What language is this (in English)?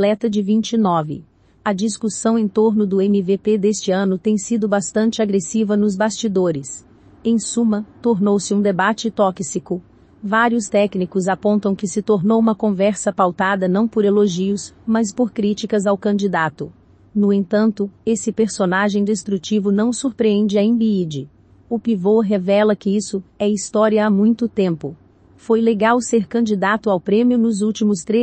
Portuguese